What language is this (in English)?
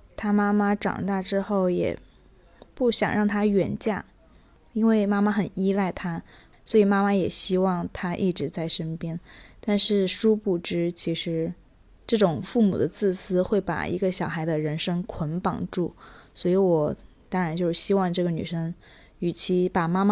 Chinese